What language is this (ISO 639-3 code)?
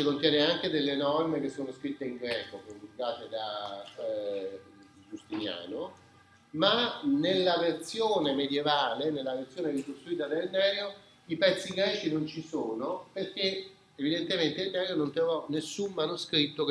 ita